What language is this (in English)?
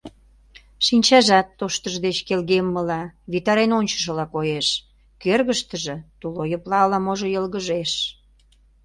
Mari